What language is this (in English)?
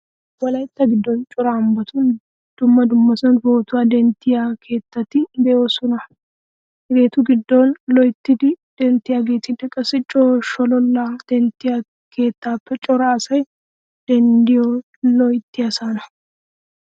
Wolaytta